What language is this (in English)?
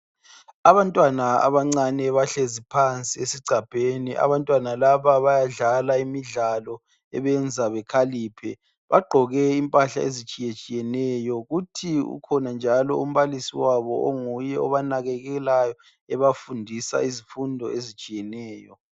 North Ndebele